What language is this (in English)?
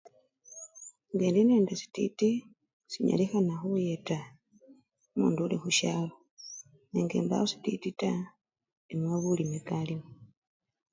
Luyia